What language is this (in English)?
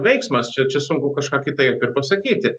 Lithuanian